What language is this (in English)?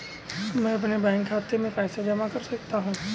Hindi